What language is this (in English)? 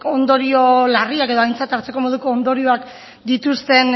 Basque